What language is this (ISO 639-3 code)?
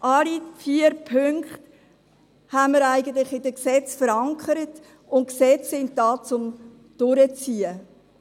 gsw